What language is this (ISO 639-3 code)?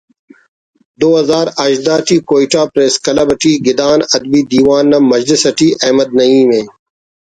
brh